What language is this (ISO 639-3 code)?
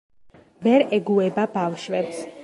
kat